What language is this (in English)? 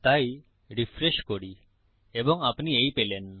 Bangla